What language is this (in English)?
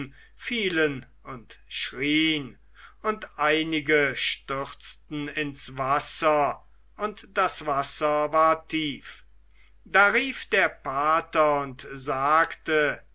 German